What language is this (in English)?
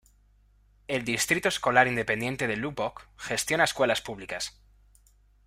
Spanish